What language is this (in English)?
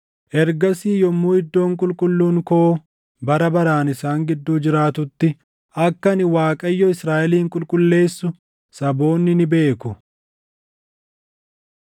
Oromo